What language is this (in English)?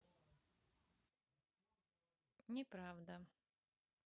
Russian